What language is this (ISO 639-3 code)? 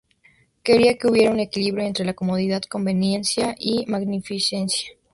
spa